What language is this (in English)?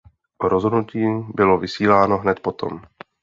Czech